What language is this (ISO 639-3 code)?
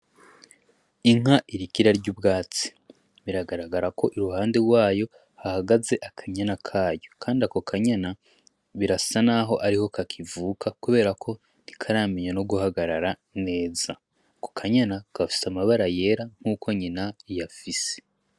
run